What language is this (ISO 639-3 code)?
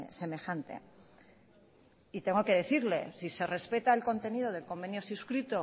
spa